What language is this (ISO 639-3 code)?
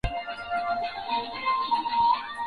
swa